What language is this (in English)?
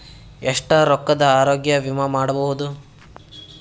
Kannada